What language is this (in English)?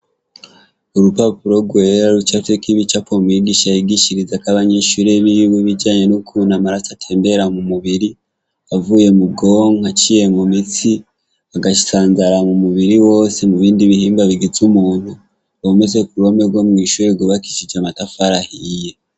Rundi